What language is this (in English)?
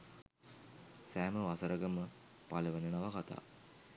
Sinhala